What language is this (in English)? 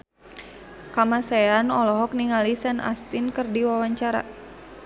Sundanese